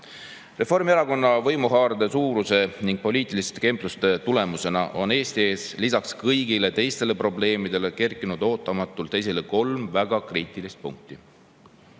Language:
Estonian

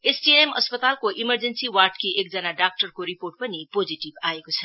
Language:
Nepali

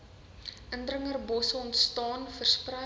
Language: Afrikaans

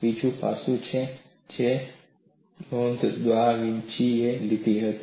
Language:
Gujarati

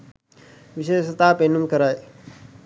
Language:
Sinhala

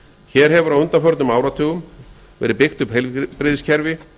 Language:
Icelandic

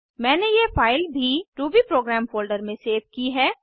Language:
Hindi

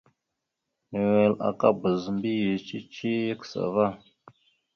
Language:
Mada (Cameroon)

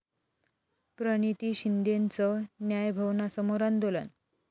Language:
Marathi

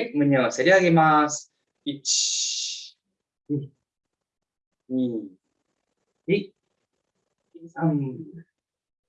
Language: Japanese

